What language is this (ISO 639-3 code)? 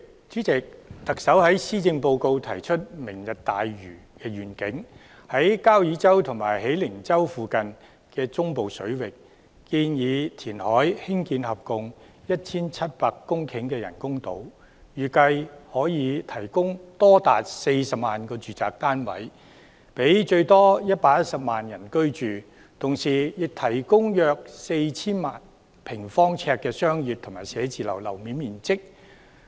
yue